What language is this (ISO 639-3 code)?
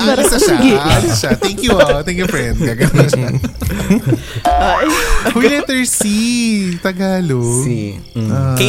fil